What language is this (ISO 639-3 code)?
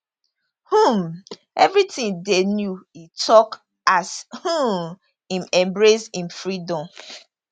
pcm